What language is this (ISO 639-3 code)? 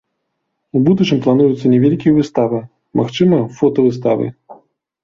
bel